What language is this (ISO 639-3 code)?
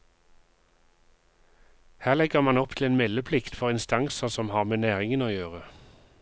nor